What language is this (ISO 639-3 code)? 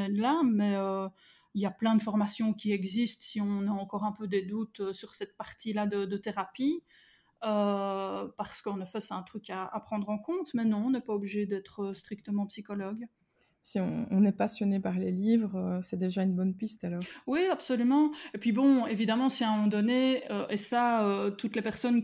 fra